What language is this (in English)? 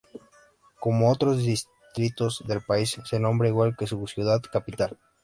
Spanish